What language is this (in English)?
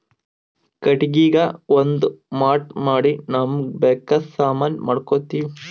Kannada